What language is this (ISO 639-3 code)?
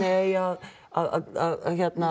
isl